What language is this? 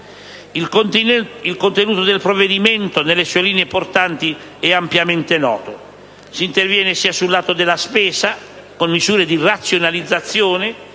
Italian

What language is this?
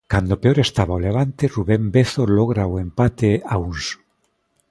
Galician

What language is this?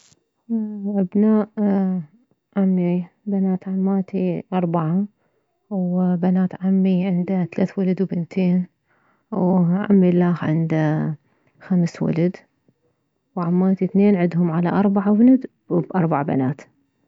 Mesopotamian Arabic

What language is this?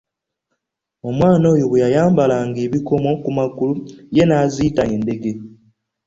Ganda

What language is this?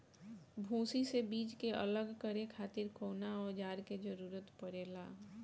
Bhojpuri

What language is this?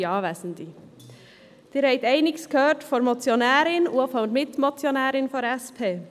Swiss German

